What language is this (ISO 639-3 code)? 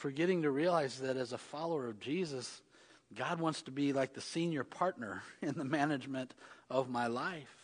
eng